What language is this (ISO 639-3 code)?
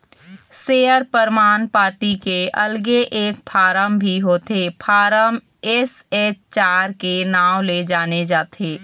hne